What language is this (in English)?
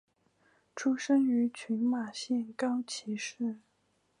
Chinese